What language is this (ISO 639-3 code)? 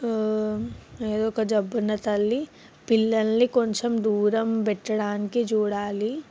tel